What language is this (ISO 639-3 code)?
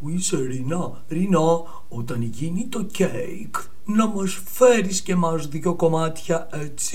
ell